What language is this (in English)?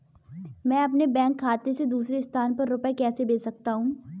Hindi